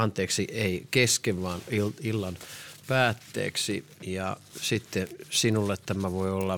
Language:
Finnish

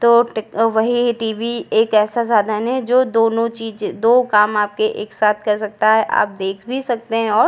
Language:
Hindi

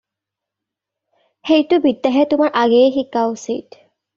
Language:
Assamese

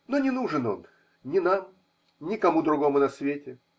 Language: Russian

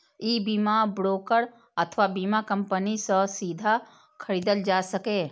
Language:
Maithili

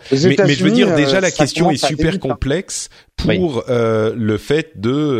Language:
French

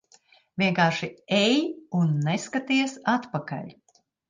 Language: Latvian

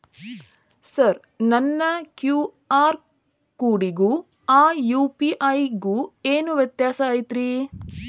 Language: Kannada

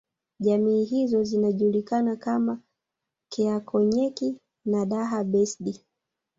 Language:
Swahili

